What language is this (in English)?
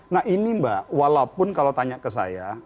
Indonesian